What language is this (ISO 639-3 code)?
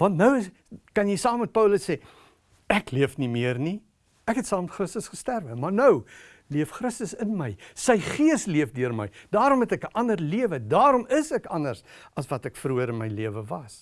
nld